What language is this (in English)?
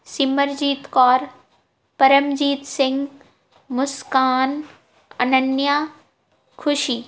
Punjabi